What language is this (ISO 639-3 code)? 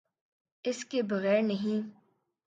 urd